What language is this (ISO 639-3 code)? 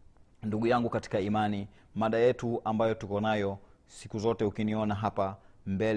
swa